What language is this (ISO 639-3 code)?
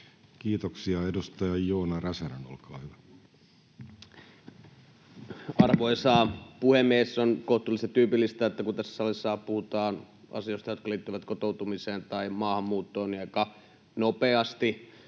fin